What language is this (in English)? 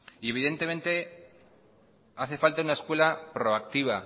Spanish